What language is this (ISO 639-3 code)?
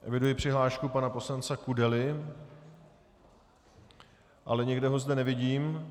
ces